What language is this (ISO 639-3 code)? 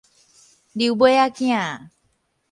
nan